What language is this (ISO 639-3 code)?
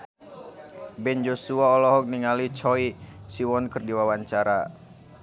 sun